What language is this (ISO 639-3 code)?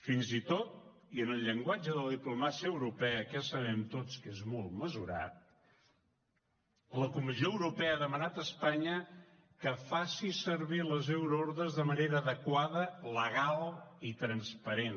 cat